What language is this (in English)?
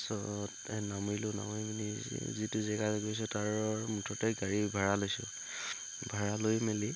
Assamese